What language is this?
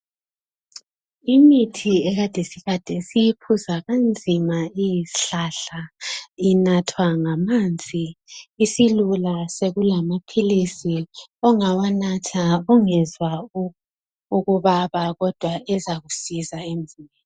North Ndebele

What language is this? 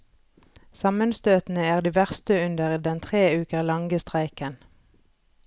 Norwegian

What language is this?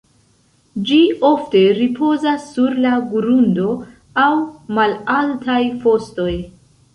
Esperanto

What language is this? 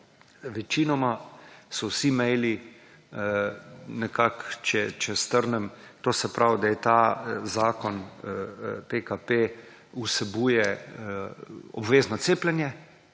Slovenian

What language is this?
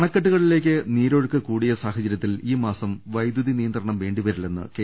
Malayalam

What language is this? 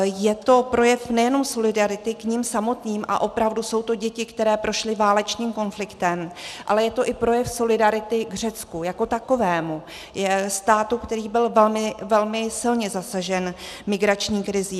Czech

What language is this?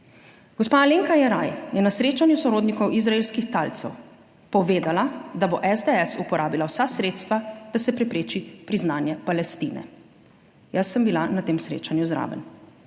Slovenian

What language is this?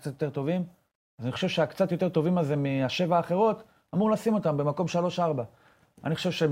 Hebrew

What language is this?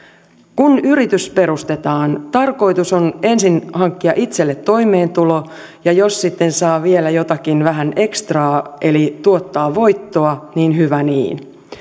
Finnish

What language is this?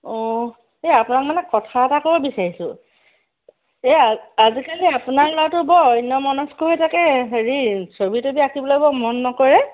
Assamese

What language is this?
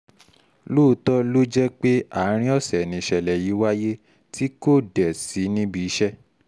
Yoruba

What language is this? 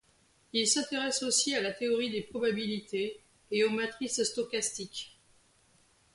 French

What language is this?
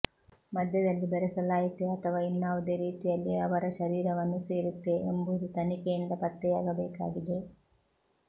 Kannada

